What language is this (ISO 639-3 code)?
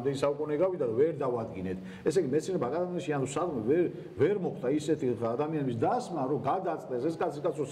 tur